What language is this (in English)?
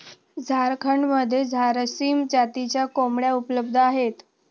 Marathi